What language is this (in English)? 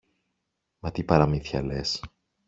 Greek